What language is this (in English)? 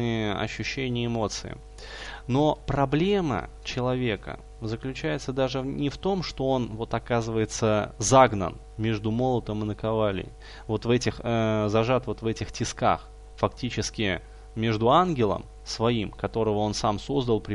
Russian